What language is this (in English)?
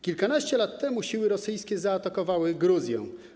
Polish